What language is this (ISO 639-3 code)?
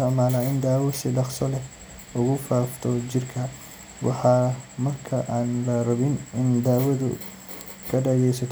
som